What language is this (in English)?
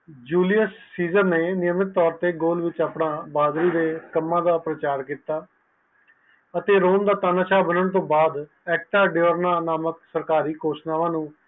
Punjabi